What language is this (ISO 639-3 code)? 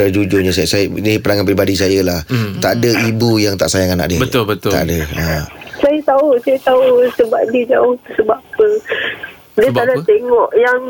msa